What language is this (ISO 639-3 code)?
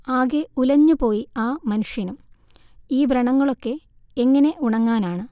mal